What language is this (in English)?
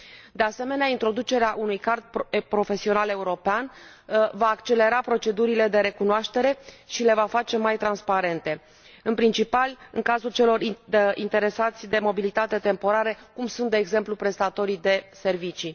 Romanian